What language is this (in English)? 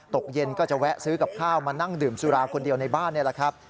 Thai